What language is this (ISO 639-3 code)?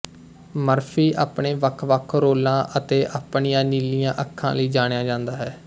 pan